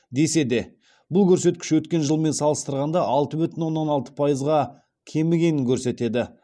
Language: Kazakh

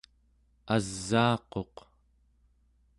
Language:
Central Yupik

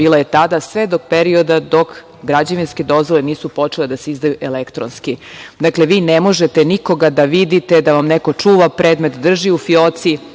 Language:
Serbian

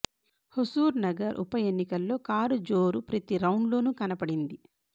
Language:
Telugu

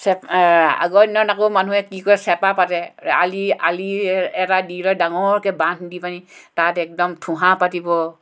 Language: Assamese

